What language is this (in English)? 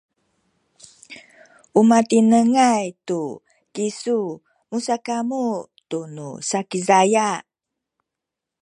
Sakizaya